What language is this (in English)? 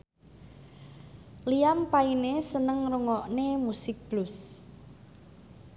Javanese